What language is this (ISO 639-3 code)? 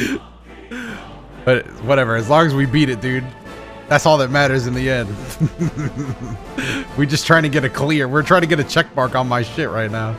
eng